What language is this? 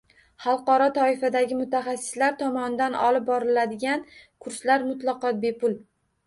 Uzbek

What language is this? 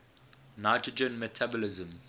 English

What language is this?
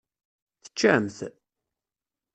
Kabyle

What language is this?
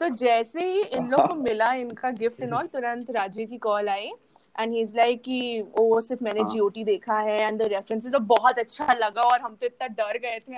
Hindi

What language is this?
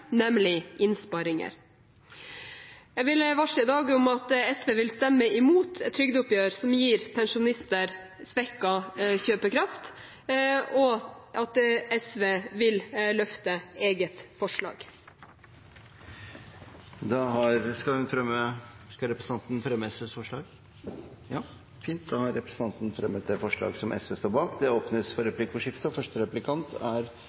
Norwegian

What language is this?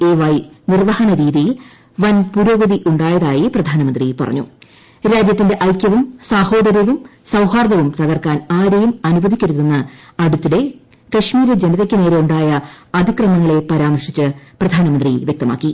Malayalam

